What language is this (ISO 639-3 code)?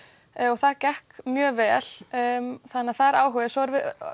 isl